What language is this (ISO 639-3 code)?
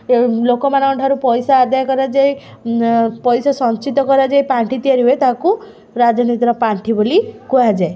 ori